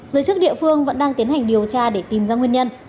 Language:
Vietnamese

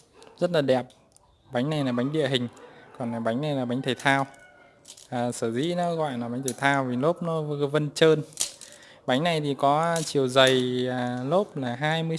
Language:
Vietnamese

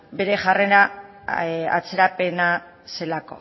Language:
Basque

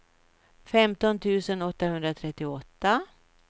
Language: Swedish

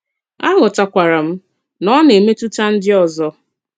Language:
Igbo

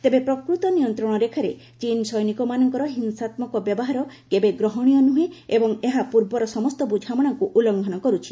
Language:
Odia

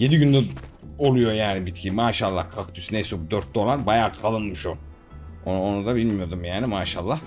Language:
Turkish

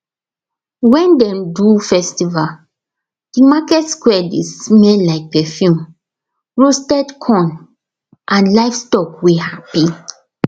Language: Nigerian Pidgin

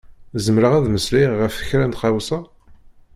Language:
Kabyle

